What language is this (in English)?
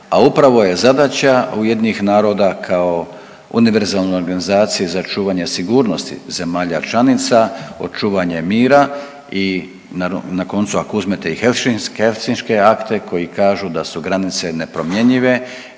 Croatian